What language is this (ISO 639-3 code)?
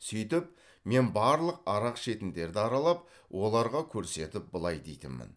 kaz